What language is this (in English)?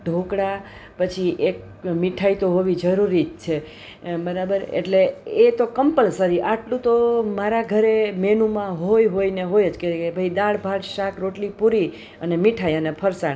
Gujarati